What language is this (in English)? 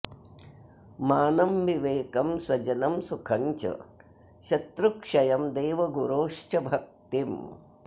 Sanskrit